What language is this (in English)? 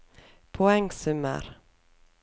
Norwegian